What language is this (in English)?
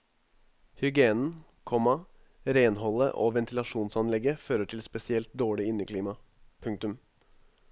Norwegian